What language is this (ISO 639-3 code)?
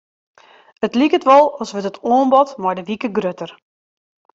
fry